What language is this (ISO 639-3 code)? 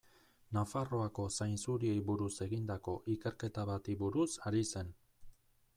eus